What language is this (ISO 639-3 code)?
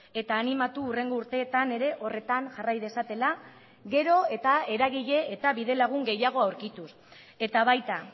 eus